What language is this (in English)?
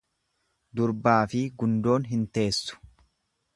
Oromo